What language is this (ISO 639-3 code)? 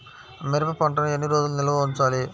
tel